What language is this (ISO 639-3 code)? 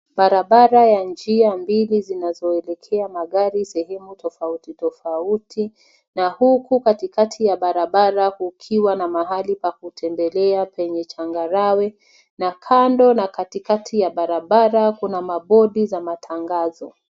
swa